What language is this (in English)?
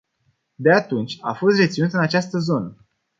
Romanian